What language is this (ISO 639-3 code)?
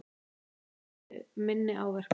isl